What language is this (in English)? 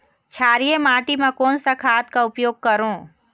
Chhattisgarhi